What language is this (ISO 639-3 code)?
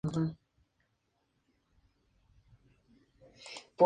spa